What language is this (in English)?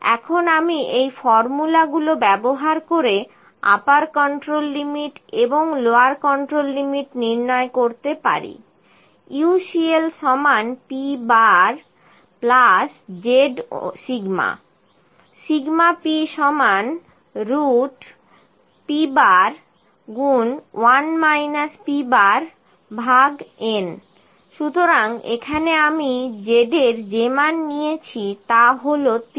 Bangla